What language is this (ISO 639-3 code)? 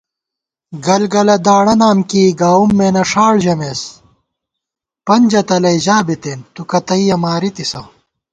gwt